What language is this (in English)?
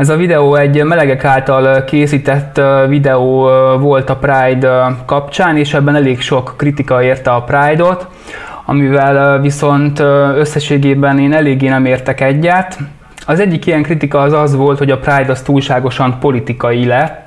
Hungarian